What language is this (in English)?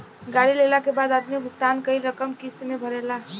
Bhojpuri